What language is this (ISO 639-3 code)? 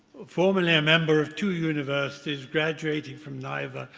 eng